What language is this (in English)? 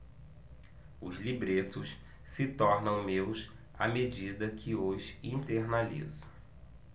Portuguese